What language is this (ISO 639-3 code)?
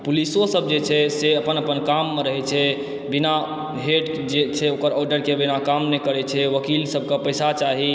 mai